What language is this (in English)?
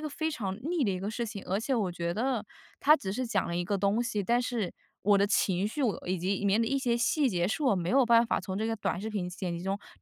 Chinese